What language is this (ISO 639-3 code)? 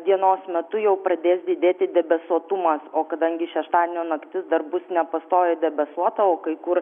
lit